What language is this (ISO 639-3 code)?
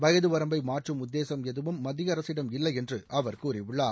tam